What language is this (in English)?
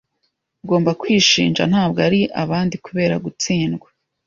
Kinyarwanda